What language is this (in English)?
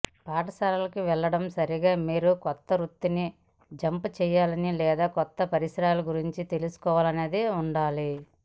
Telugu